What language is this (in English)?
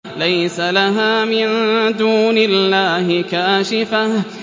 Arabic